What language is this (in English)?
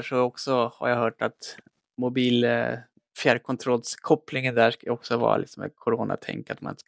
Swedish